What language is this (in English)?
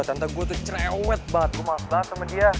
Indonesian